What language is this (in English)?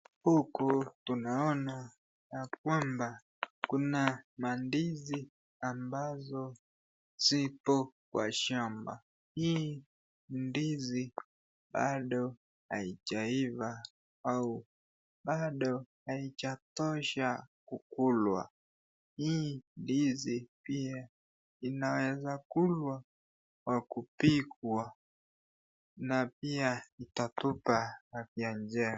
Swahili